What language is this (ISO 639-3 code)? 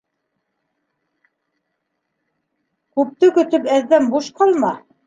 bak